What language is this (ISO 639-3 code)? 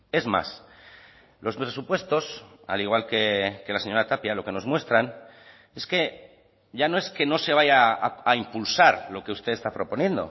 spa